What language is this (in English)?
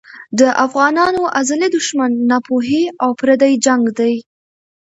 Pashto